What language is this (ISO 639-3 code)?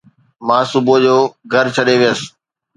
snd